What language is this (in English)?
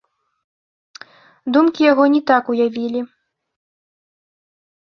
Belarusian